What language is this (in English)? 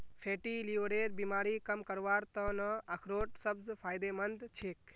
Magahi